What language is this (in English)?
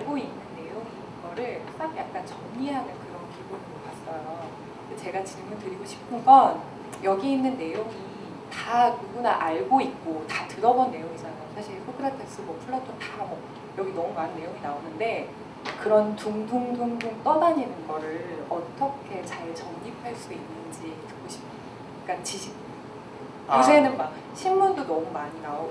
Korean